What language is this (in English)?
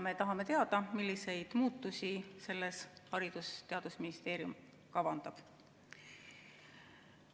Estonian